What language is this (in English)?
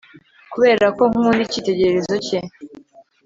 Kinyarwanda